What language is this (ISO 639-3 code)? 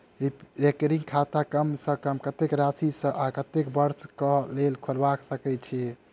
mai